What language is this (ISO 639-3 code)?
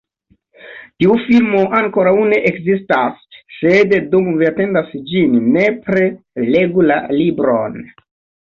epo